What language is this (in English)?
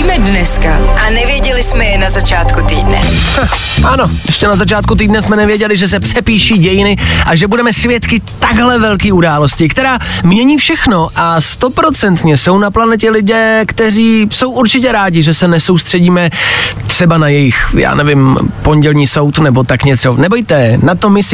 Czech